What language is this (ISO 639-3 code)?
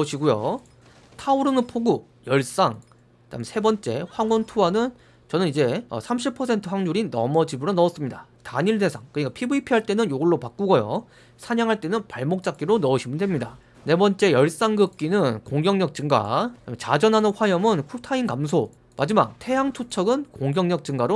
kor